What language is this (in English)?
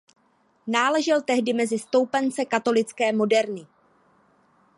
Czech